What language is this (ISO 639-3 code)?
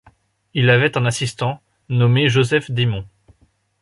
fra